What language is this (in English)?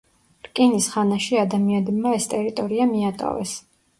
Georgian